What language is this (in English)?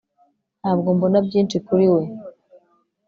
Kinyarwanda